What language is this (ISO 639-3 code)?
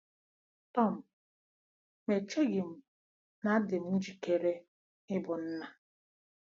ibo